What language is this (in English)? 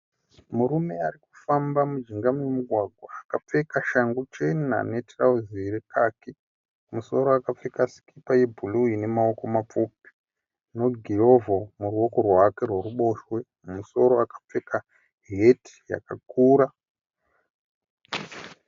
Shona